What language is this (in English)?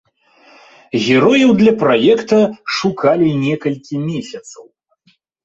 Belarusian